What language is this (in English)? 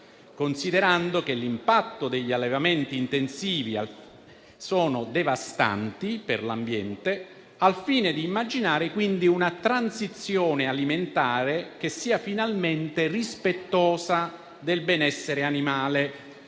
Italian